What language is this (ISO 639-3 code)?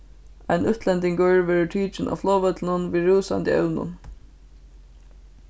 fao